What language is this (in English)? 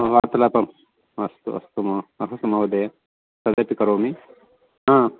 Sanskrit